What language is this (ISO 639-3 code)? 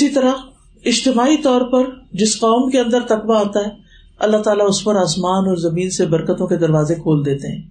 urd